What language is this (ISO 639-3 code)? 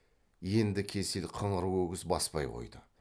kaz